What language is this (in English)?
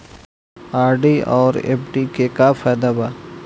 Bhojpuri